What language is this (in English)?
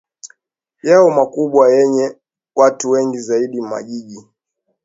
Swahili